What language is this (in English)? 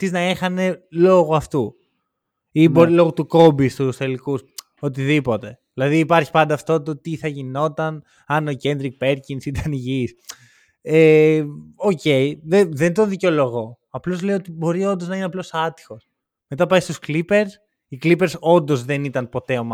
Greek